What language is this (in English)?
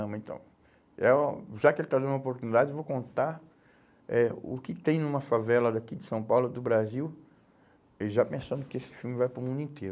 Portuguese